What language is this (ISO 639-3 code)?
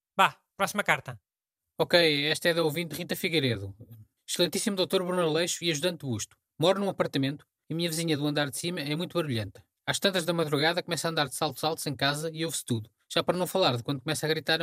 por